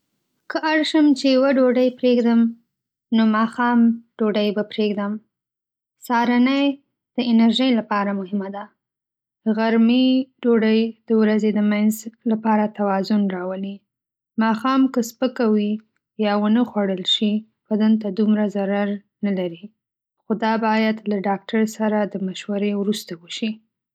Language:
Pashto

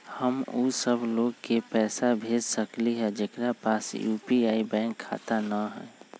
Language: Magahi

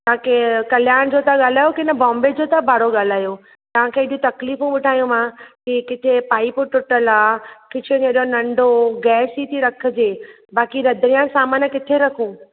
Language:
Sindhi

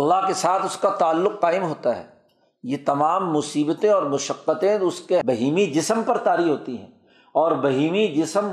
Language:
Urdu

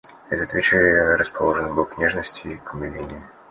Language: Russian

